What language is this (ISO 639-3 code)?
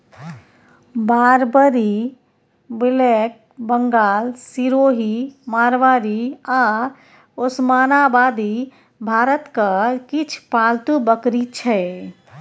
mai